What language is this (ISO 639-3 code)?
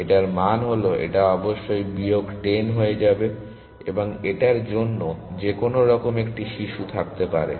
ben